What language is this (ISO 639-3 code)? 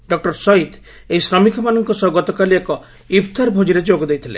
ori